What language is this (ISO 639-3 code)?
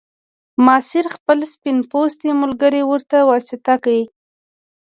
pus